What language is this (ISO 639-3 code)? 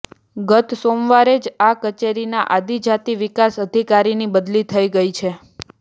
guj